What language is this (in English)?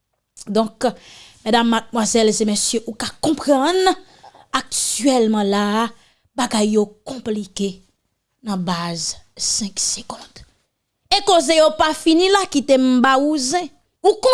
French